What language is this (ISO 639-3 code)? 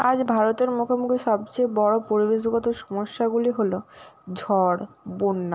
ben